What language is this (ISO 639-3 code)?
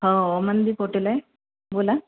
mar